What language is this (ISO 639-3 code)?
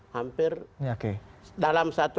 ind